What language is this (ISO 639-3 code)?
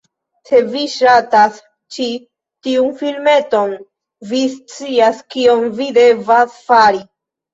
epo